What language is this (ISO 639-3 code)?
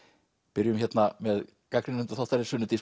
isl